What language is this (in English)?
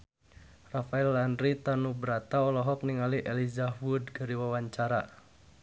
Sundanese